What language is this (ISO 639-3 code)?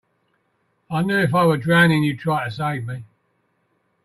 eng